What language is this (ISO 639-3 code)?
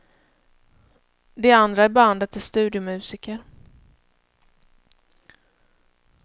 swe